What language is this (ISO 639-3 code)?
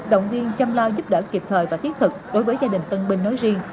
vie